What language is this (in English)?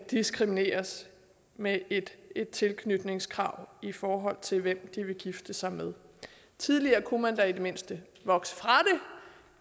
Danish